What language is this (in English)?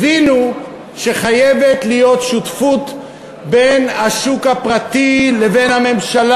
Hebrew